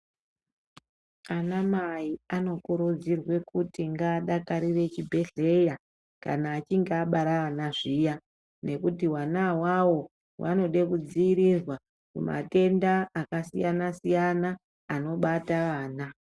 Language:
Ndau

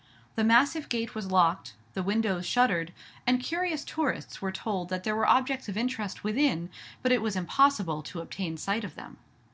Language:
English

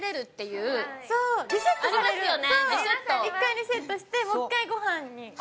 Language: Japanese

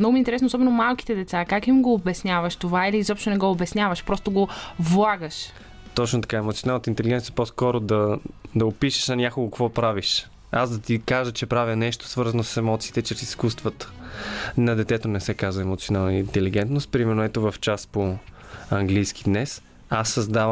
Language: Bulgarian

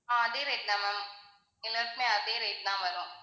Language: Tamil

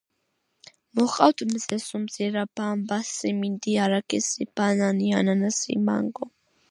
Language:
Georgian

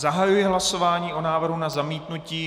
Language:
Czech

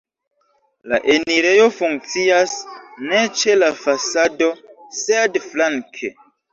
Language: Esperanto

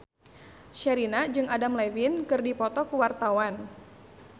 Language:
Sundanese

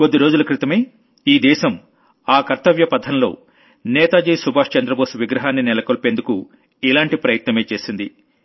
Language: Telugu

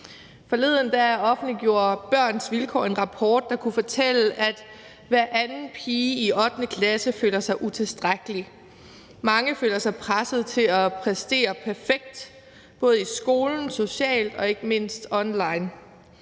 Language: Danish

